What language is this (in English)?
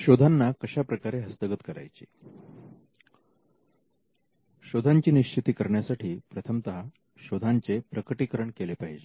Marathi